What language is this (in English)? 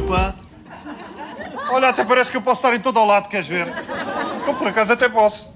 Portuguese